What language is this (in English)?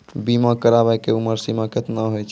Maithili